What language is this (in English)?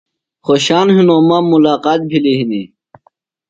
Phalura